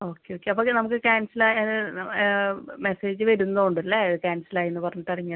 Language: Malayalam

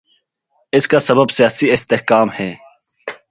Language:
Urdu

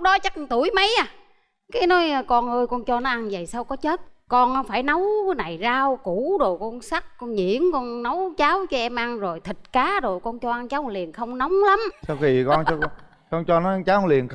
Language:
Vietnamese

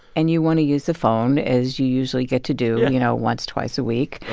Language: English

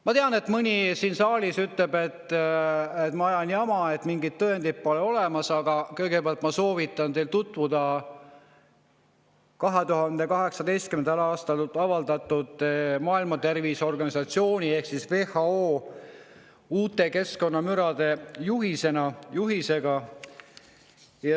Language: Estonian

